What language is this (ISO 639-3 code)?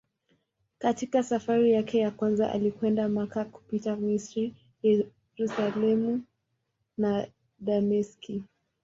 swa